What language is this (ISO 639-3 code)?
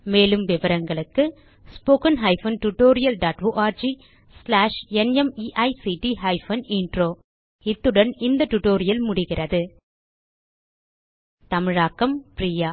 tam